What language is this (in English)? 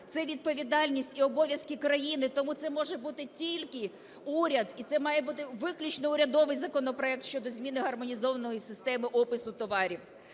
Ukrainian